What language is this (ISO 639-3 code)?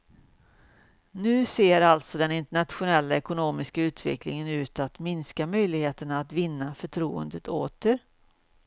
swe